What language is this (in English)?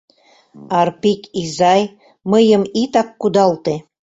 Mari